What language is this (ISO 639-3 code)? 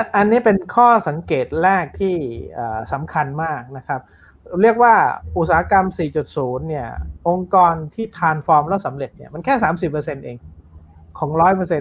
tha